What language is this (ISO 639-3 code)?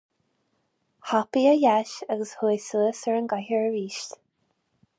gle